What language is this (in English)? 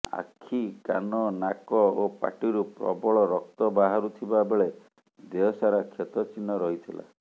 Odia